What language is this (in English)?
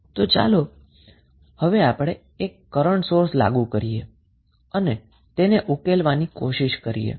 Gujarati